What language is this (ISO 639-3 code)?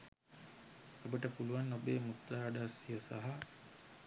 sin